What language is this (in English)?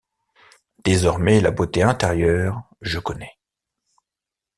French